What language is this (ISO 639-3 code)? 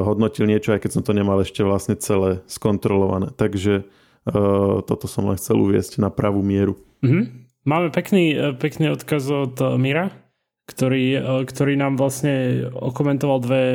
slk